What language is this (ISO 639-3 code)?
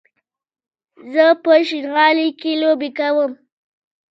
pus